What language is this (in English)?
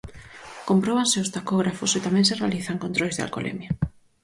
Galician